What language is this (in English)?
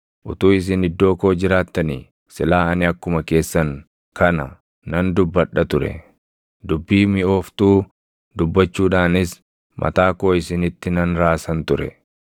Oromo